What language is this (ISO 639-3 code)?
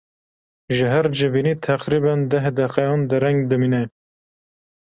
kur